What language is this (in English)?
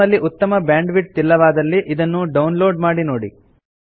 Kannada